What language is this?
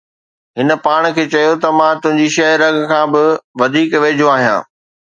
Sindhi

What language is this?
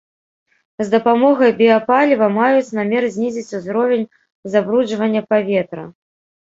Belarusian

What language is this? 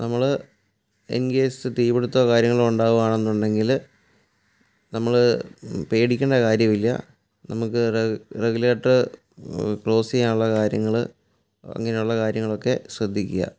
Malayalam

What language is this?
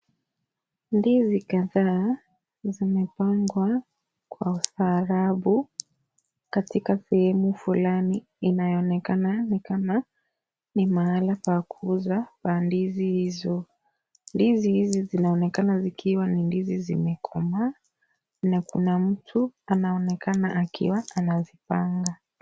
Swahili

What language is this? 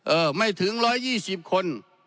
Thai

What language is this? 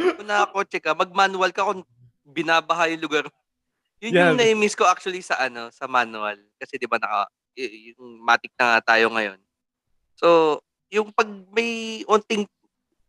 Filipino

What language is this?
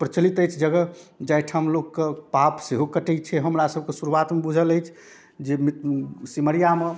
Maithili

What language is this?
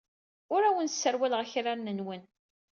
Kabyle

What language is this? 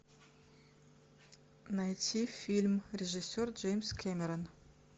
Russian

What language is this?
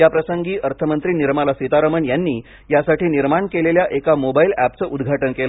Marathi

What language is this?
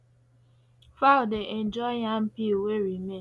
Nigerian Pidgin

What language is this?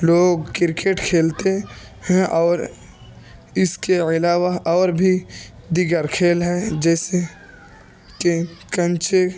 Urdu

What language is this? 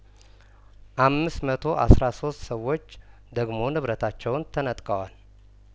Amharic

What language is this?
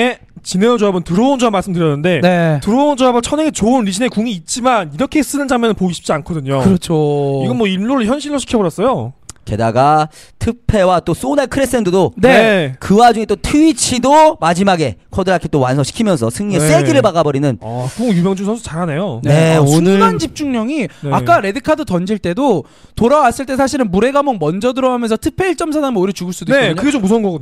Korean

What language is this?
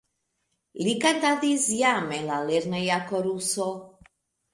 Esperanto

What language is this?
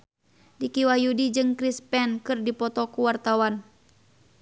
Sundanese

